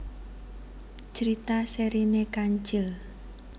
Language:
Javanese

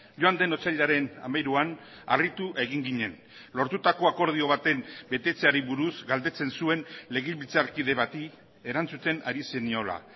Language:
Basque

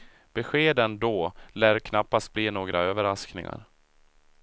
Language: Swedish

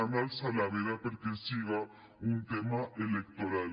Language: Catalan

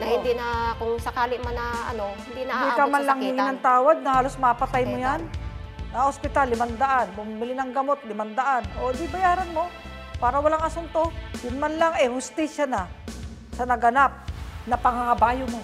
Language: Filipino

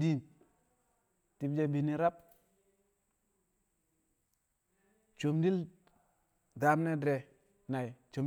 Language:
Kamo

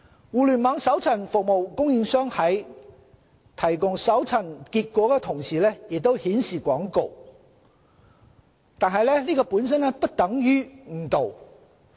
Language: Cantonese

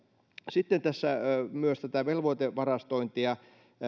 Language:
Finnish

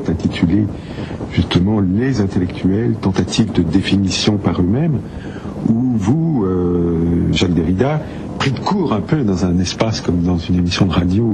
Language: French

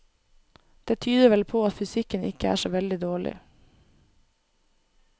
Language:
Norwegian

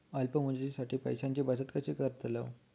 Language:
Marathi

